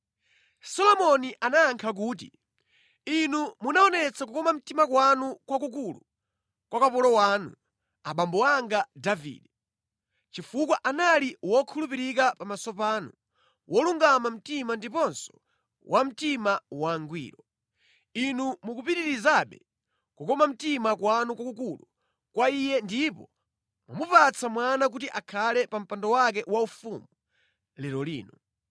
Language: Nyanja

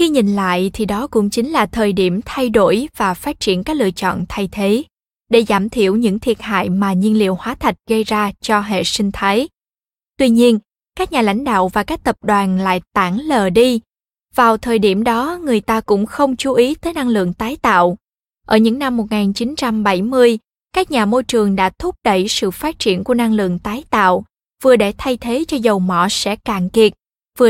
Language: Vietnamese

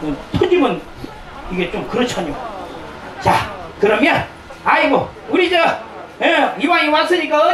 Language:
Korean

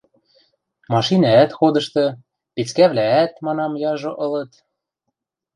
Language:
Western Mari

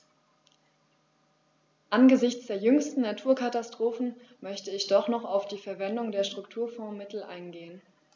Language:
German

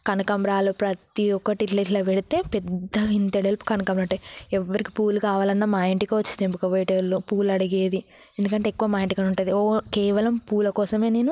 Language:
Telugu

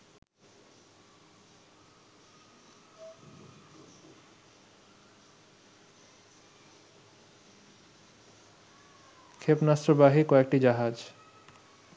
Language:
Bangla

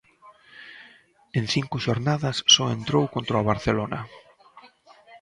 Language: Galician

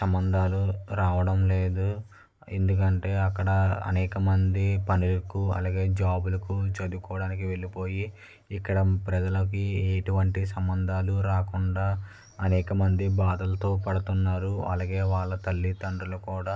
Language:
Telugu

